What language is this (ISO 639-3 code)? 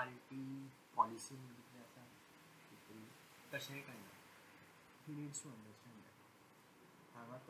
mar